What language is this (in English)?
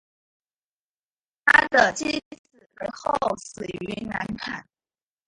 Chinese